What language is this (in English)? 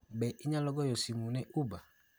Luo (Kenya and Tanzania)